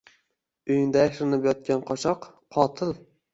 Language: Uzbek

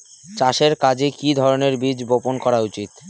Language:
Bangla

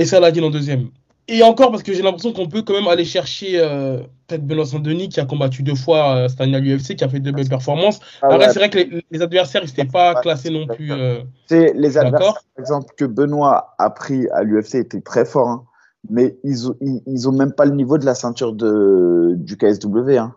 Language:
French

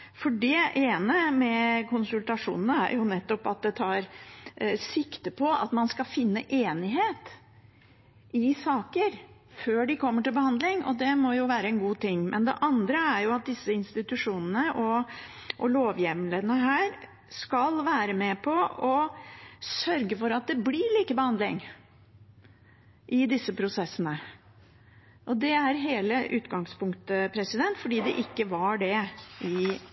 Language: Norwegian Bokmål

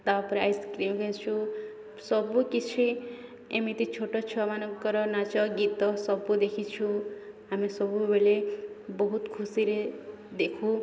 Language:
Odia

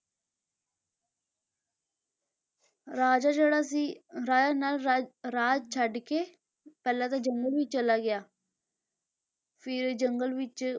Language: Punjabi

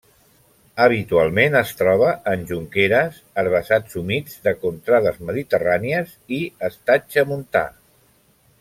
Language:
Catalan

